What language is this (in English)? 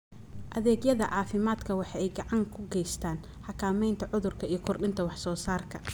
Somali